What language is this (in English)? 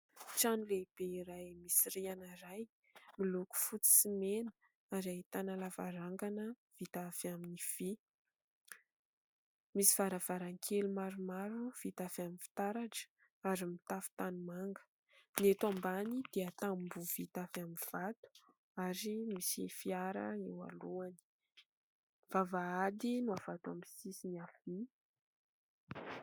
Malagasy